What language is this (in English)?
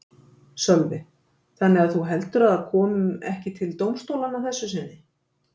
Icelandic